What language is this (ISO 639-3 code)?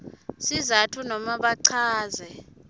ssw